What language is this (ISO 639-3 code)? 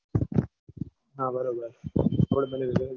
guj